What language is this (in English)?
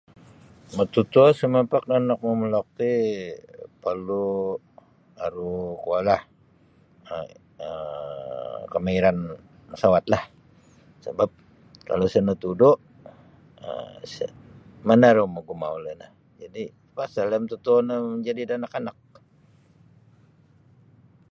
Sabah Bisaya